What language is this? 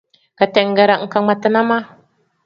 Tem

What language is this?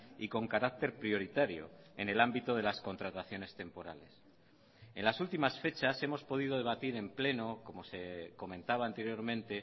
Spanish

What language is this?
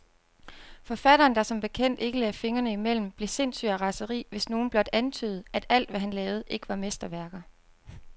Danish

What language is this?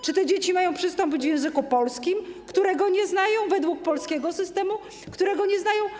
Polish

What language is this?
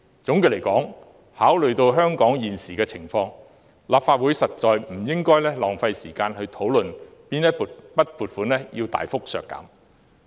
Cantonese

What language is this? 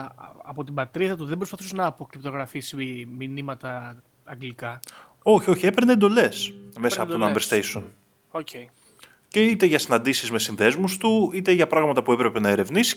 Greek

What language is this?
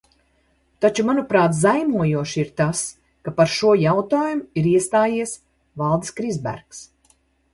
Latvian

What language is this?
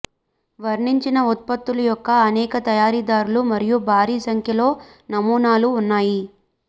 Telugu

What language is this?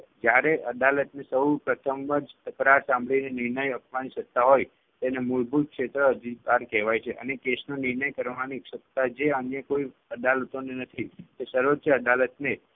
Gujarati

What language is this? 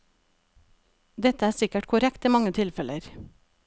Norwegian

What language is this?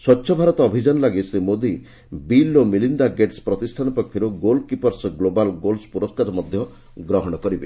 Odia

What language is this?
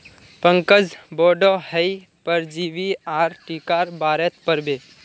Magahi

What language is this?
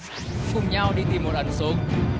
Vietnamese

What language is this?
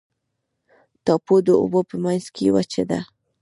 Pashto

